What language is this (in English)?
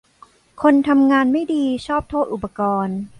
Thai